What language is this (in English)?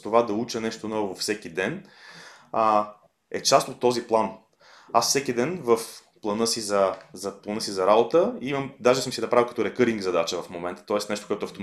Bulgarian